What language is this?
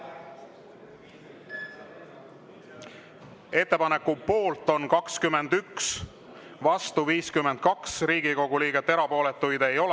Estonian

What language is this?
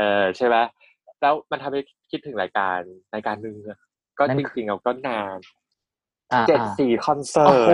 Thai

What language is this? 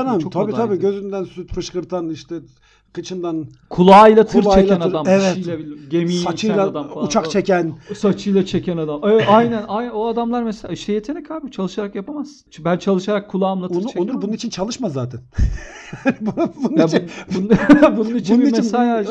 Turkish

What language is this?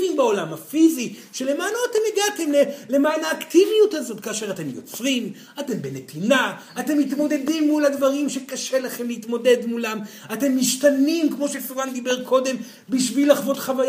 Hebrew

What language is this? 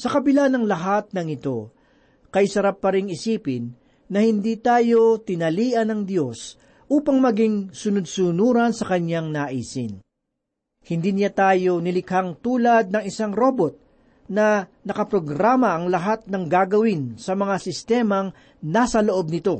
Filipino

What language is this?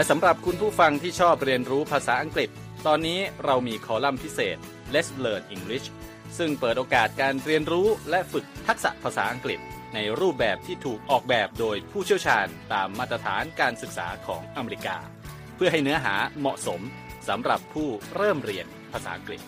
Thai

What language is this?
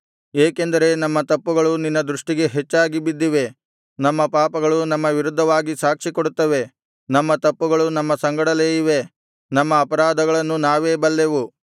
Kannada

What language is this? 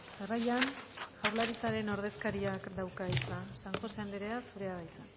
Basque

